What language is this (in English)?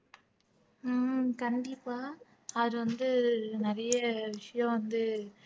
Tamil